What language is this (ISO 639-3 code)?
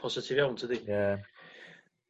cym